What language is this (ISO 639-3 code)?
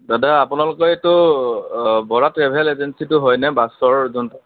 asm